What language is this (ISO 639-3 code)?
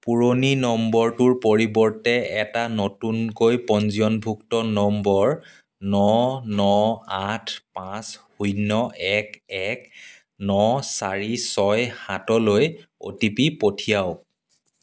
asm